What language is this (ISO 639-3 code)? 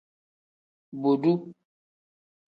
kdh